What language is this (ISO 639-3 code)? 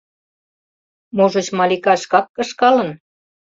chm